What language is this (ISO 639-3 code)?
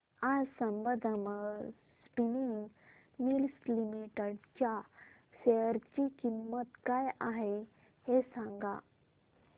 mar